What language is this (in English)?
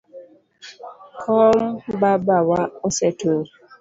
Luo (Kenya and Tanzania)